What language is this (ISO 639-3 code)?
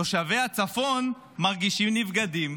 heb